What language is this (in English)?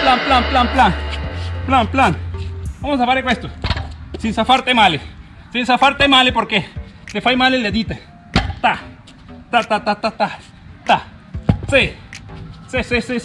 Spanish